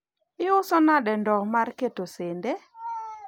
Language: Luo (Kenya and Tanzania)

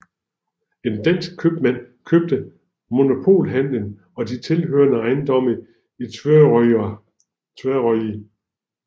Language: Danish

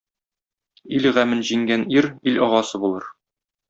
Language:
Tatar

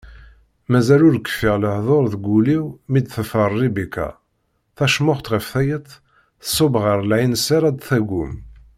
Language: Kabyle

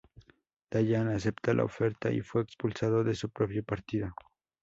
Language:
Spanish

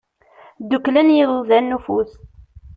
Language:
Kabyle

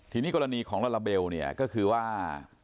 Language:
Thai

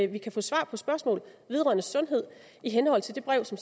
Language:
Danish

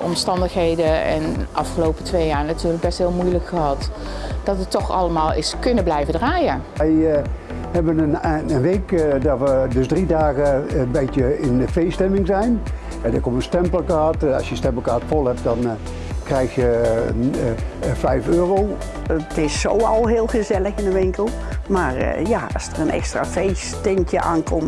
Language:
Dutch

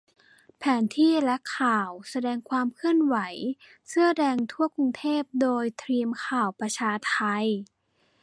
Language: Thai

